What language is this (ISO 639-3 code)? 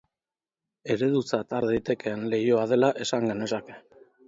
eus